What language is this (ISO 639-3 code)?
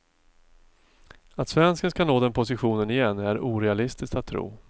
swe